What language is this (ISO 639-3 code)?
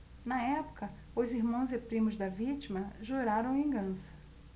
por